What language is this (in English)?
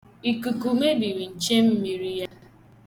Igbo